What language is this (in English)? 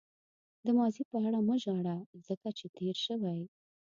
Pashto